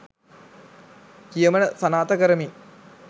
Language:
Sinhala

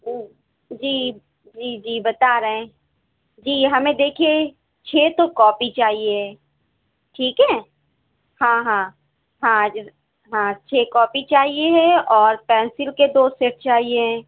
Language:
Urdu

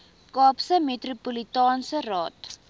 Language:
Afrikaans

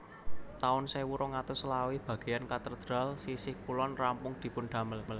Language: Javanese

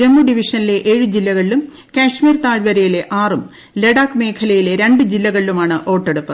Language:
Malayalam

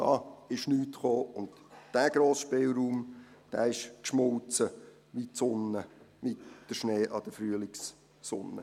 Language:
Swiss German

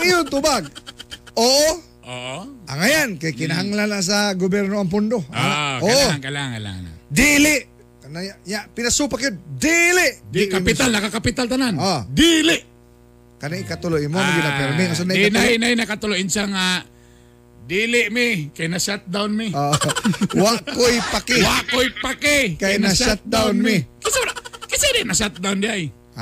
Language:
Filipino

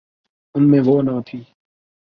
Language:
Urdu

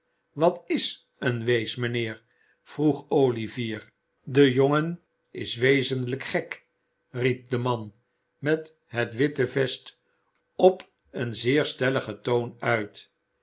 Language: Dutch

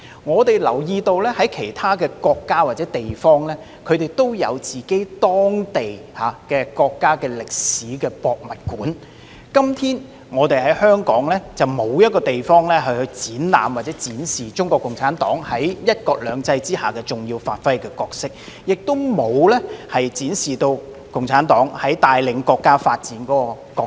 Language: Cantonese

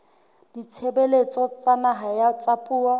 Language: Southern Sotho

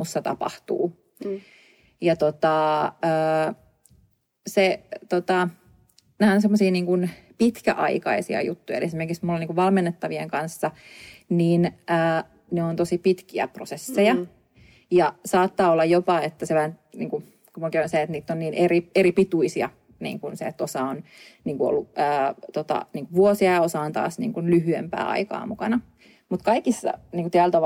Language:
Finnish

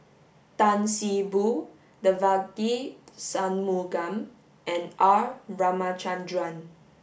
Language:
English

